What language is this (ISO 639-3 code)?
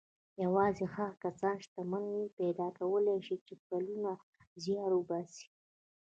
pus